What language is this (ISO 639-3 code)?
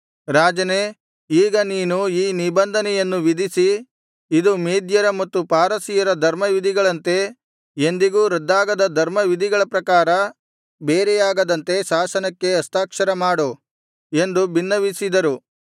kan